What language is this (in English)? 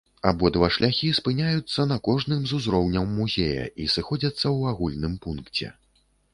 Belarusian